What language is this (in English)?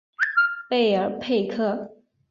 Chinese